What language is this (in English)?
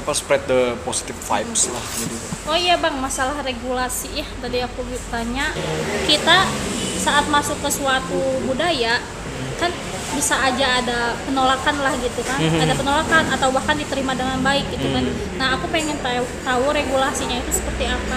Indonesian